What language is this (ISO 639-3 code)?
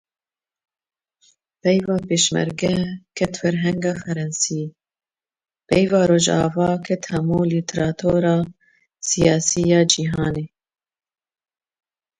kur